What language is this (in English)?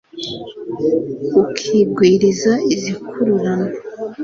Kinyarwanda